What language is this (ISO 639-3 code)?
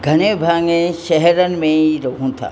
snd